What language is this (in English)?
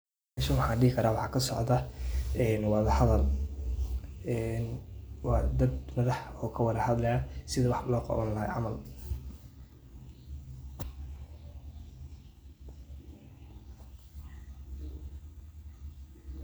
Somali